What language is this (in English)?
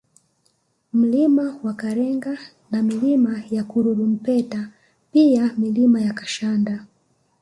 Swahili